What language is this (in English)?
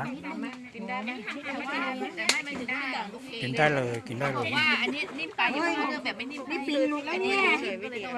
Thai